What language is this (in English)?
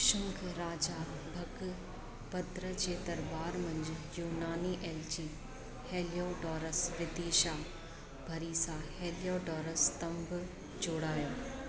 Sindhi